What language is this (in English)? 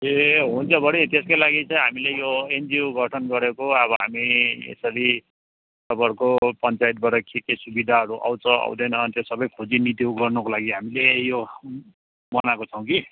Nepali